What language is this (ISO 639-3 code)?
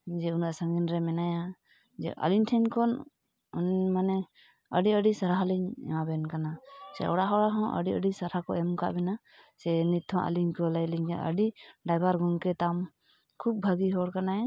sat